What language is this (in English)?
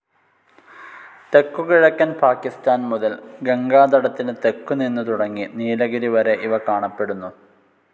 Malayalam